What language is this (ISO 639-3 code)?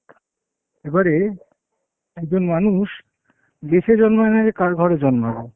ben